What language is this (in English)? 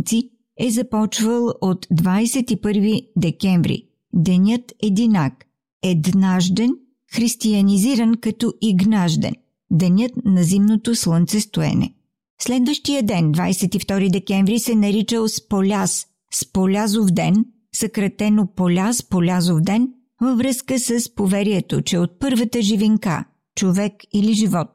Bulgarian